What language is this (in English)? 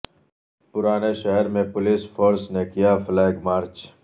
Urdu